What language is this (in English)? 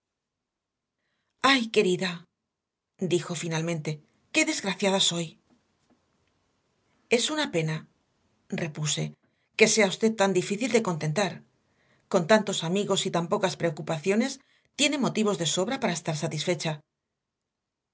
Spanish